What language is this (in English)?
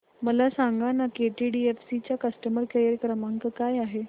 Marathi